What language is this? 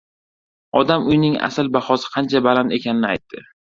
Uzbek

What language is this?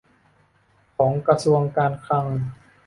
Thai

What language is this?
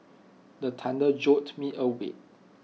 English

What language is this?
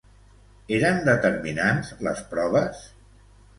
Catalan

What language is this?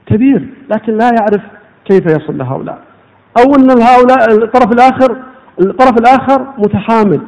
Arabic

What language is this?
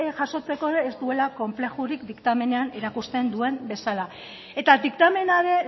Basque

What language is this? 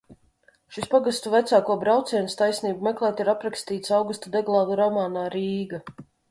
Latvian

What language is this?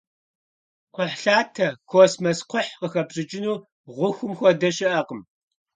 Kabardian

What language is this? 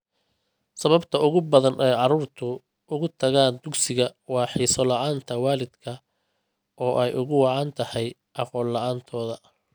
Somali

